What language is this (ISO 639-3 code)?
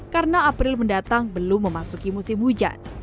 ind